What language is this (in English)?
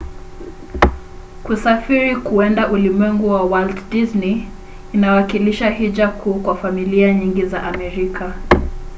Swahili